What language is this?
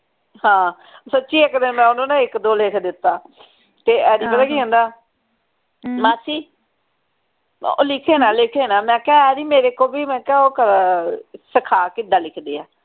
Punjabi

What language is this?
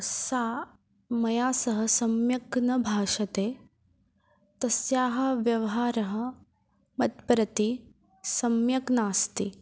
Sanskrit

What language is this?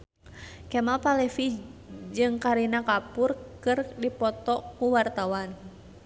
Sundanese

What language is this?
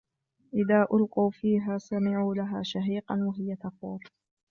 Arabic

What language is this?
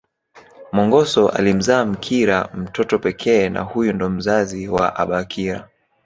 Swahili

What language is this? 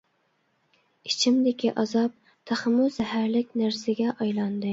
Uyghur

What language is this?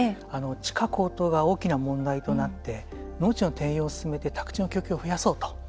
Japanese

